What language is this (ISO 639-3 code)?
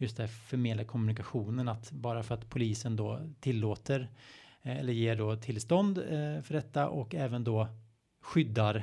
swe